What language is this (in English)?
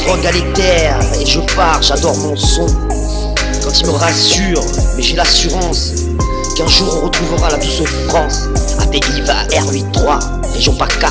French